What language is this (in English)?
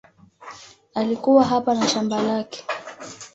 Swahili